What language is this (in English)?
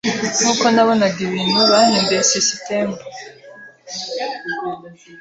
Kinyarwanda